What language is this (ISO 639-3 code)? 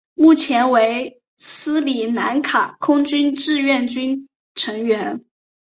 zho